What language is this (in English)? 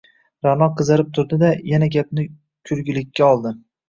Uzbek